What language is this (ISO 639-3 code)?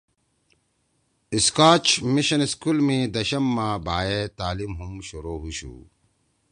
trw